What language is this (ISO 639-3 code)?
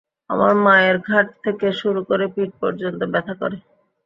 ben